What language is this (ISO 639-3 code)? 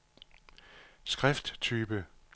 dan